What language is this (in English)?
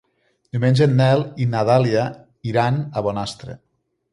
Catalan